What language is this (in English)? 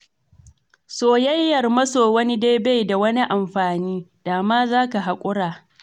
Hausa